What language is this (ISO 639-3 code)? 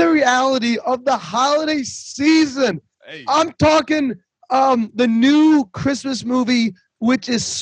eng